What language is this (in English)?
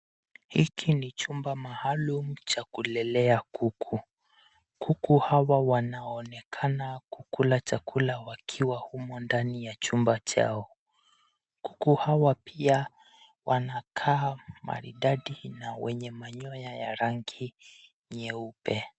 Swahili